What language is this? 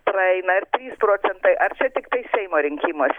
Lithuanian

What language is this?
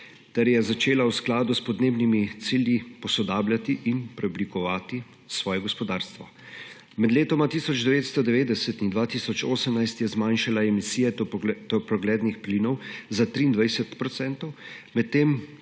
Slovenian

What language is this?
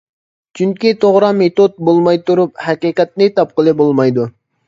Uyghur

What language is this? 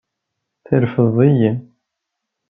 Kabyle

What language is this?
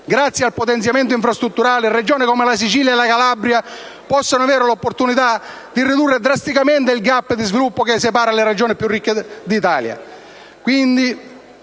Italian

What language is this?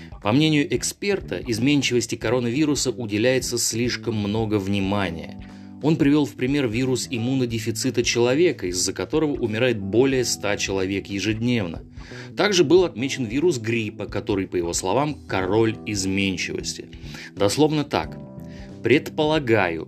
Russian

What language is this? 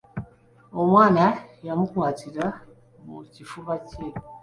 Ganda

